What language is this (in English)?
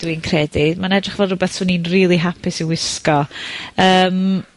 Welsh